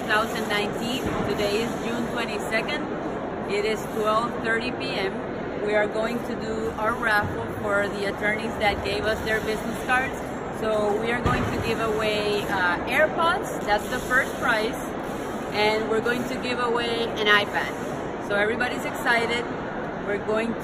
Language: English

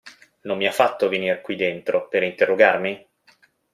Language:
Italian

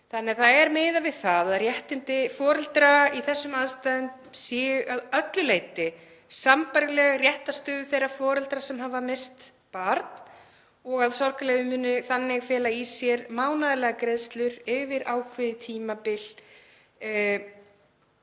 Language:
Icelandic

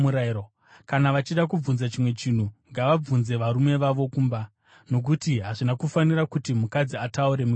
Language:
Shona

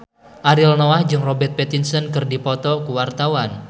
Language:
Sundanese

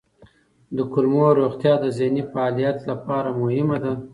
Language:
Pashto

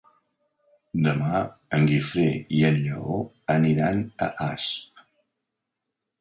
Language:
Catalan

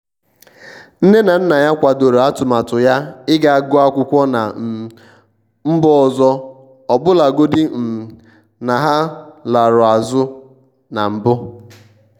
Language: Igbo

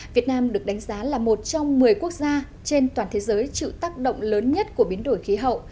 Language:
Vietnamese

